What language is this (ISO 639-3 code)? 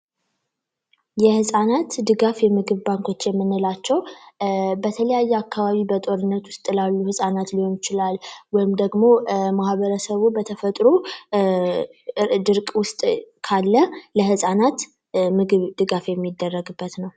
amh